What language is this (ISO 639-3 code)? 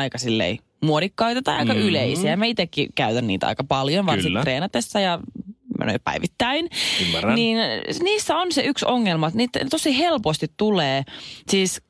fin